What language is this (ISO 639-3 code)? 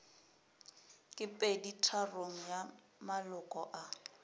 nso